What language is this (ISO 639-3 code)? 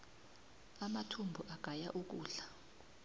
nbl